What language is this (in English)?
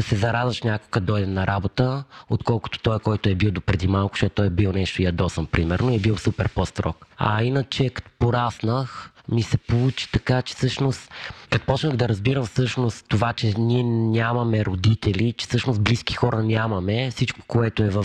Bulgarian